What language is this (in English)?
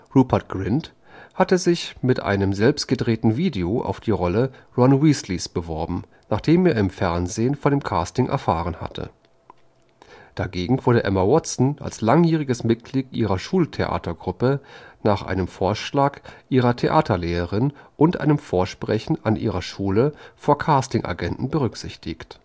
German